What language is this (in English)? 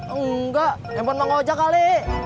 Indonesian